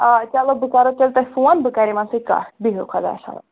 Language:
Kashmiri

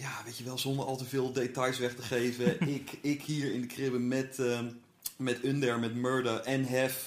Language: Dutch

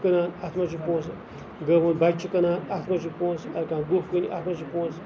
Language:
Kashmiri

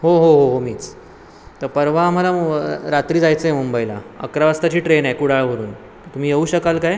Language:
Marathi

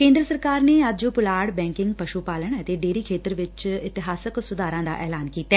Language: Punjabi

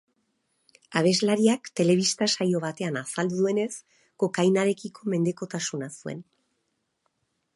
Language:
Basque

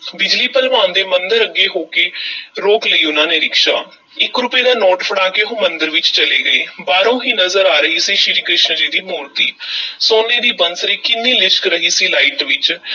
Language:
Punjabi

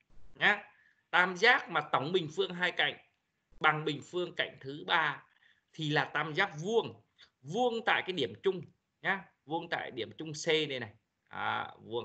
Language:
Vietnamese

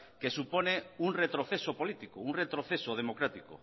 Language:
Spanish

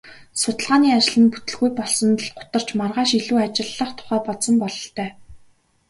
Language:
Mongolian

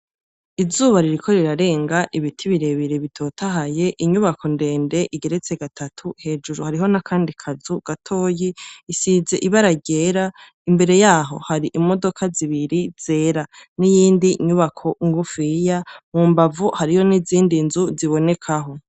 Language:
Rundi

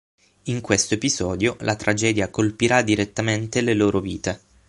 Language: Italian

